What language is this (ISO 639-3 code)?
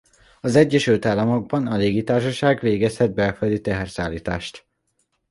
hun